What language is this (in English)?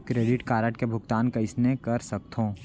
Chhattisgarhi